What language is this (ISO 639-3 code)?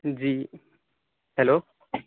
urd